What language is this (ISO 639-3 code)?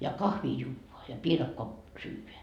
fin